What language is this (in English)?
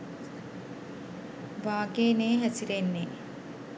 Sinhala